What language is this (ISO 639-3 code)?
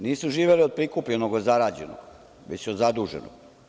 srp